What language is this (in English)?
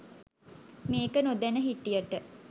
Sinhala